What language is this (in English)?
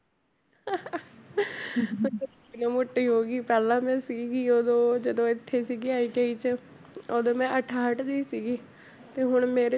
Punjabi